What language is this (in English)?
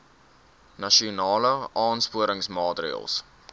Afrikaans